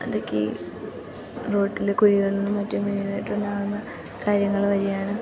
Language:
Malayalam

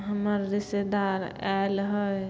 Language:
Maithili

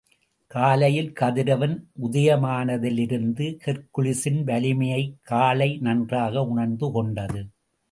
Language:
Tamil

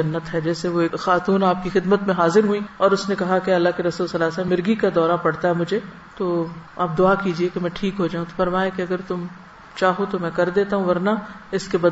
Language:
Urdu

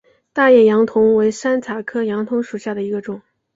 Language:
Chinese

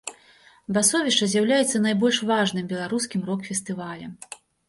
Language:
Belarusian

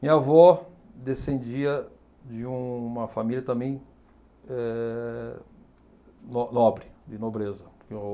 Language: Portuguese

